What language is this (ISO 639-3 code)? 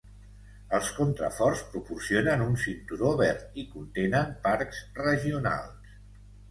cat